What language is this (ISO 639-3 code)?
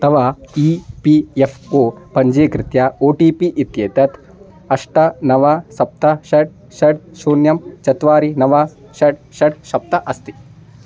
san